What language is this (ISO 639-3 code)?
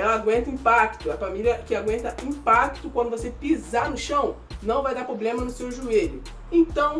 por